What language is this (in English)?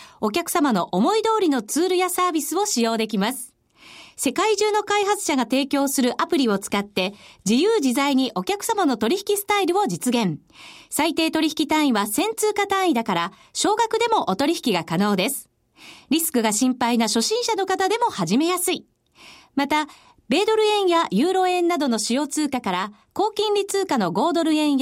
Japanese